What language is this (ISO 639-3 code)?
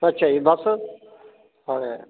pan